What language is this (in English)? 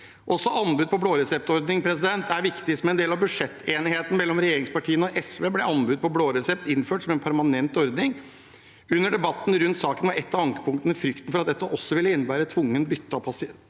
Norwegian